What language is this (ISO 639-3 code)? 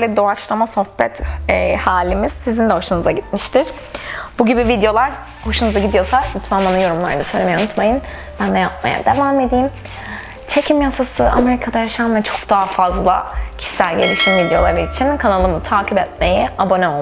tur